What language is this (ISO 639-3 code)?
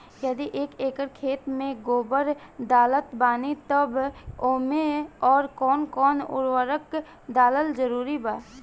bho